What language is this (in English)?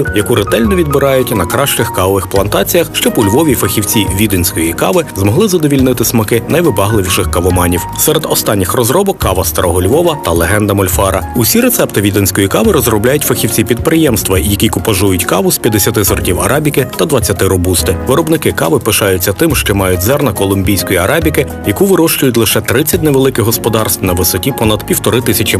Russian